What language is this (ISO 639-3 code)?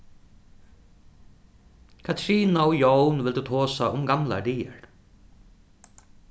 fao